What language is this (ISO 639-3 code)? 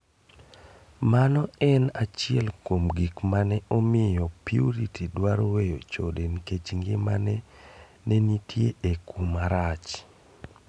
luo